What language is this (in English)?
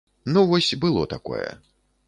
Belarusian